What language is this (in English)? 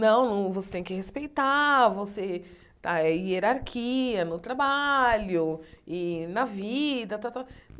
Portuguese